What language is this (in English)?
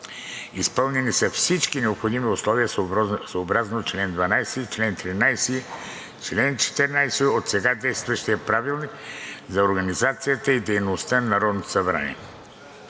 Bulgarian